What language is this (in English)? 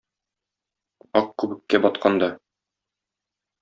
Tatar